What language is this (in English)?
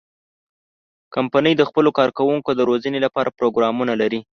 Pashto